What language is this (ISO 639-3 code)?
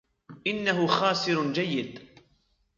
ara